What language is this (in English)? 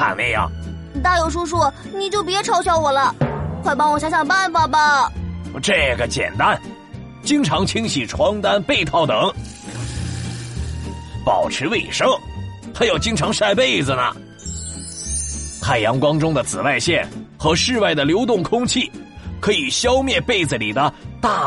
Chinese